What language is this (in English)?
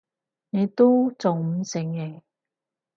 Cantonese